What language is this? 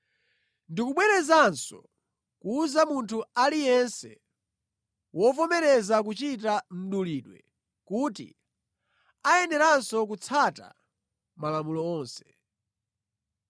Nyanja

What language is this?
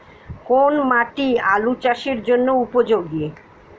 Bangla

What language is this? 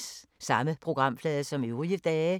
Danish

